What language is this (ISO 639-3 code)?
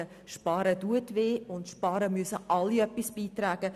gsw